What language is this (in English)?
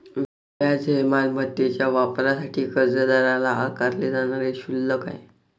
Marathi